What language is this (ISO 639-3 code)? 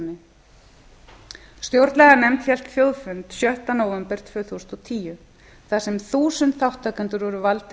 isl